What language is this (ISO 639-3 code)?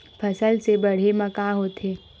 hne